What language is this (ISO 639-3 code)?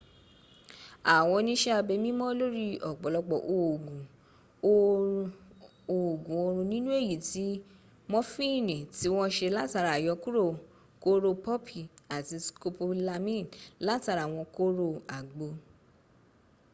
yor